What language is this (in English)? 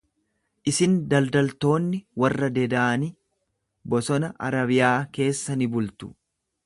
Oromo